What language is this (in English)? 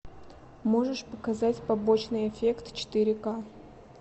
Russian